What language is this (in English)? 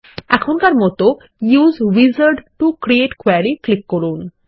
Bangla